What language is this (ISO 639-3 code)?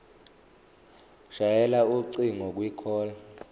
zul